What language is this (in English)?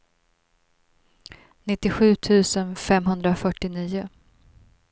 Swedish